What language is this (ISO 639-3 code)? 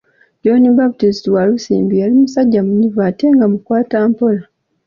lug